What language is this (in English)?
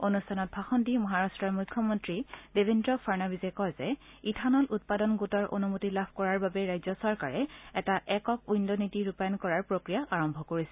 Assamese